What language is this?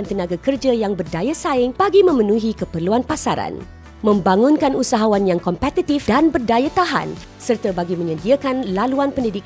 Malay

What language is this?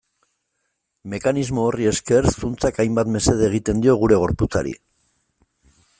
Basque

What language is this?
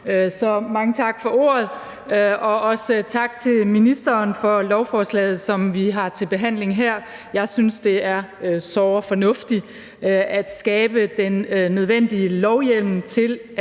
Danish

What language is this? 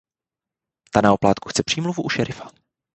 Czech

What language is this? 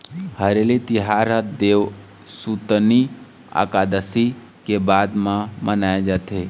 Chhattisgarhi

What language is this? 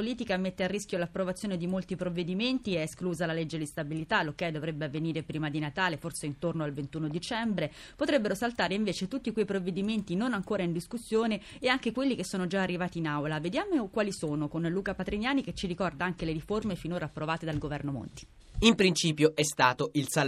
Italian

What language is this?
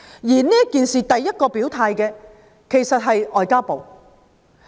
Cantonese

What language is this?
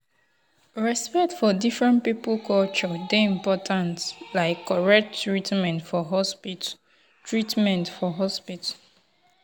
Nigerian Pidgin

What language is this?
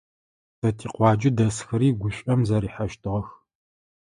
Adyghe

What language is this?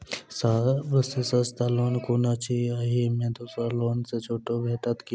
Maithili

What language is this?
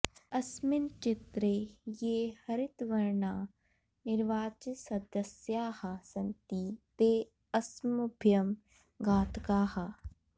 Sanskrit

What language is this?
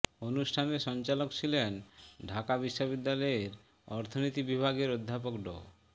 Bangla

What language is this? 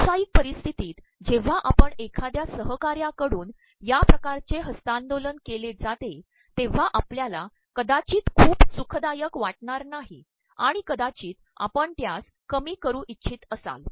Marathi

